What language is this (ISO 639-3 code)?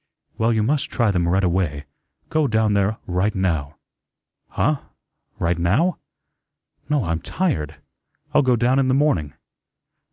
eng